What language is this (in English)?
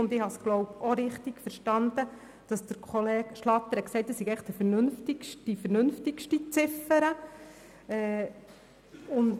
Swiss German